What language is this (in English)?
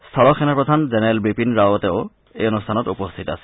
Assamese